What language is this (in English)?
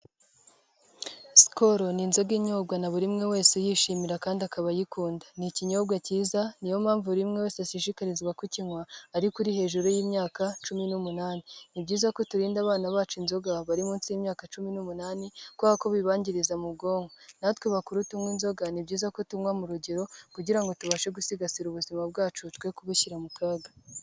Kinyarwanda